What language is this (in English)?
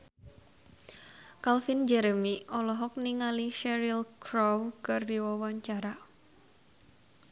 Sundanese